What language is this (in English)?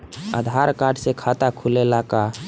Bhojpuri